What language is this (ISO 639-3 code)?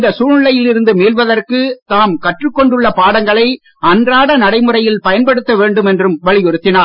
tam